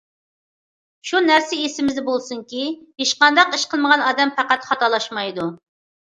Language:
Uyghur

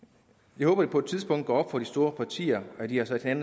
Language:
Danish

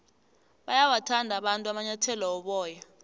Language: South Ndebele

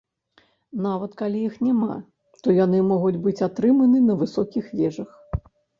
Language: Belarusian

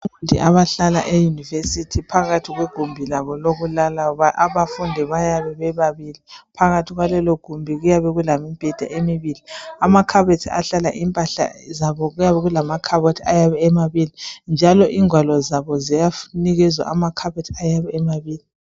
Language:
North Ndebele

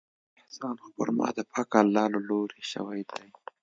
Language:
Pashto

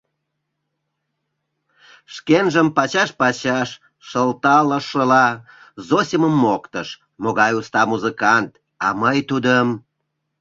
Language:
Mari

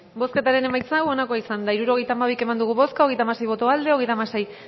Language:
Basque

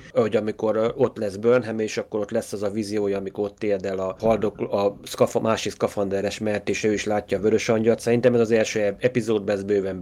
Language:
Hungarian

